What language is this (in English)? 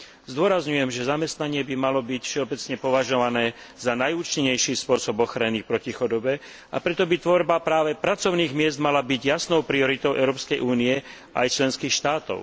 Slovak